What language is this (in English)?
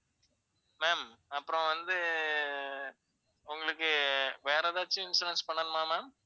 Tamil